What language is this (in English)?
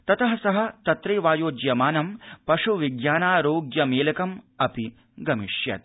Sanskrit